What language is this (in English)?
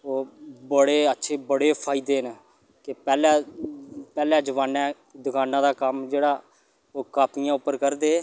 Dogri